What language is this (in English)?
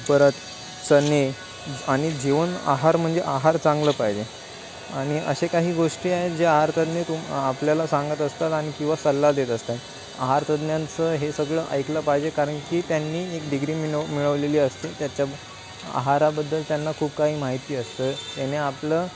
Marathi